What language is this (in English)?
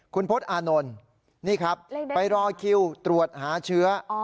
Thai